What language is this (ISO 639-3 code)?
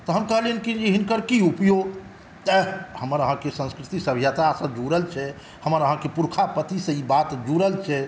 mai